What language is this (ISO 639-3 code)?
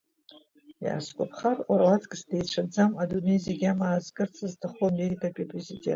abk